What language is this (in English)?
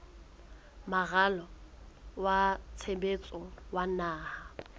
Southern Sotho